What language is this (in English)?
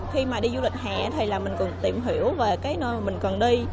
Vietnamese